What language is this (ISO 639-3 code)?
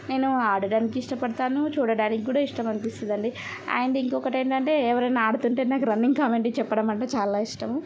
tel